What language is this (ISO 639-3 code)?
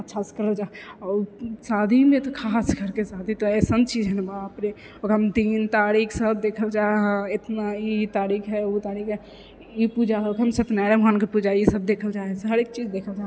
mai